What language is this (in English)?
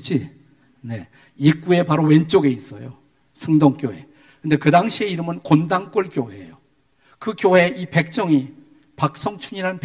Korean